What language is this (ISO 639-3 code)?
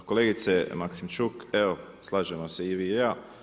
hrv